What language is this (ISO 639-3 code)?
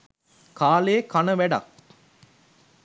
sin